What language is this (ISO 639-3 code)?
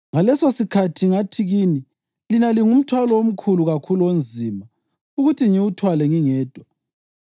nde